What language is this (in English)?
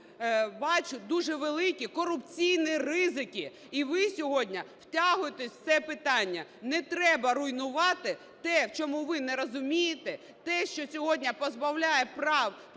Ukrainian